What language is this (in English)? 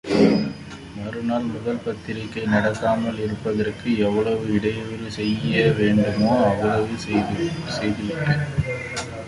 Tamil